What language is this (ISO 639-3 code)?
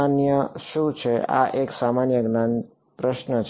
guj